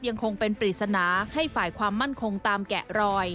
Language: Thai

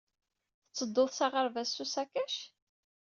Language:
Kabyle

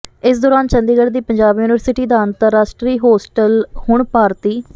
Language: Punjabi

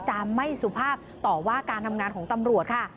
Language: Thai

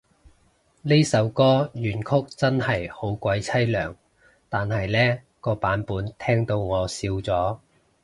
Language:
Cantonese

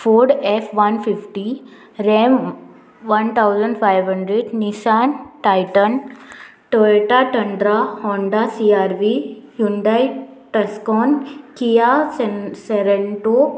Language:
Konkani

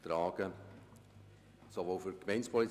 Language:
Swiss German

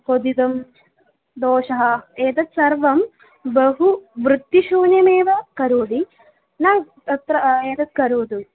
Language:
Sanskrit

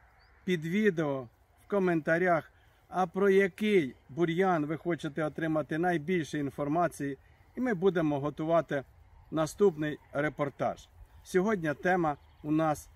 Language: Ukrainian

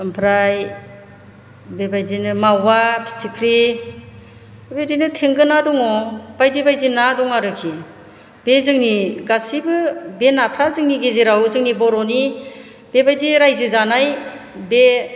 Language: Bodo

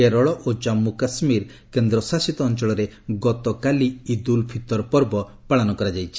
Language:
Odia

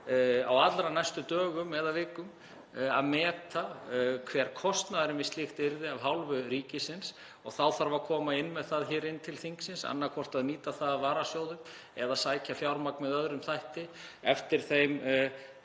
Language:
Icelandic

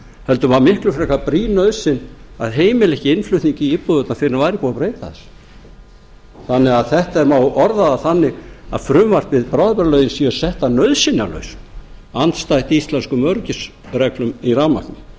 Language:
Icelandic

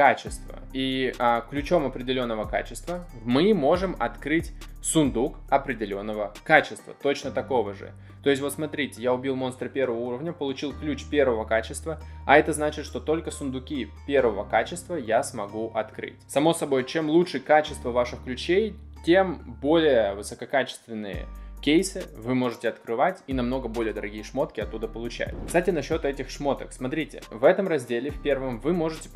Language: Russian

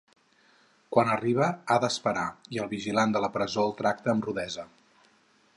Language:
Catalan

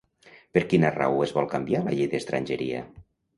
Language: Catalan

